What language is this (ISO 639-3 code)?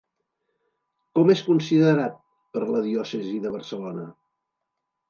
cat